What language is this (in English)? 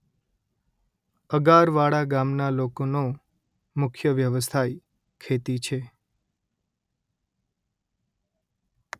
Gujarati